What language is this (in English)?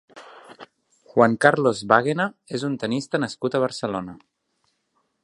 Catalan